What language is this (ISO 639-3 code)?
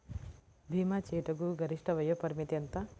tel